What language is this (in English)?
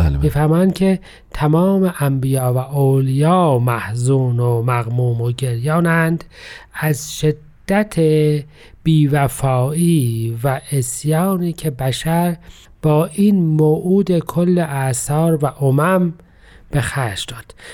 Persian